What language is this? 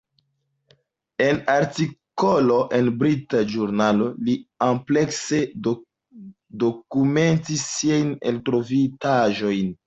Esperanto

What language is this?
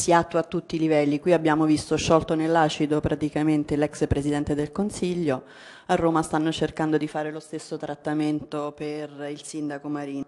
Italian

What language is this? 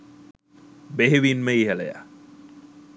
Sinhala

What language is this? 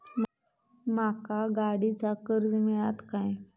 Marathi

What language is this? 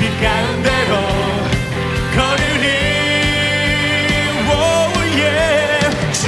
Korean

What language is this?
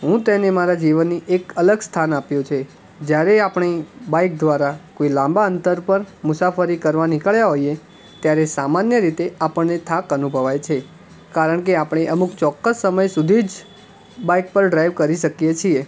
Gujarati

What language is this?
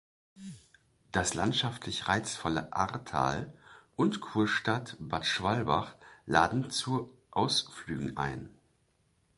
German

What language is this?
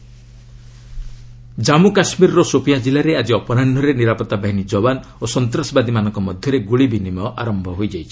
Odia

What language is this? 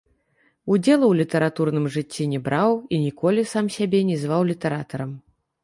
Belarusian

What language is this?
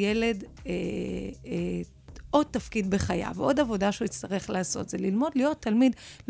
Hebrew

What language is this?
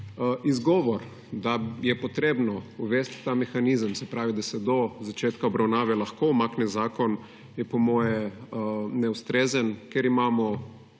Slovenian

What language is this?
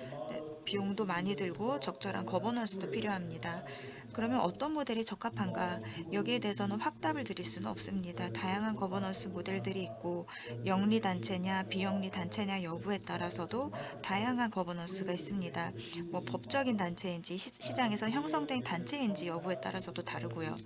Korean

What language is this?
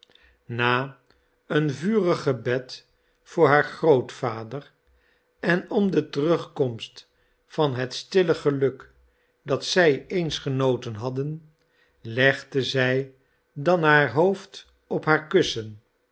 Dutch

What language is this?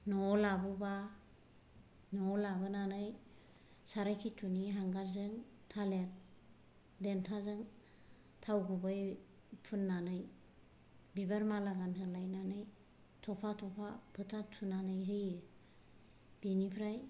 Bodo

